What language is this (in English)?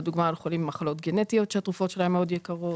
Hebrew